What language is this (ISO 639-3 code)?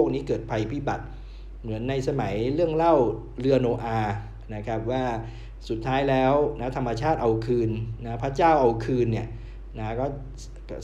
tha